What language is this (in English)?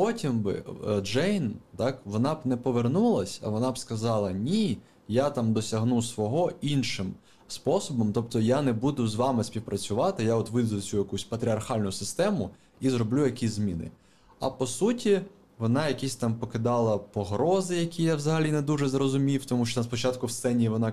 Ukrainian